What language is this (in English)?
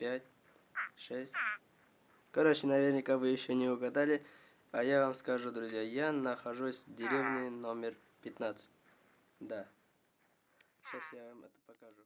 Russian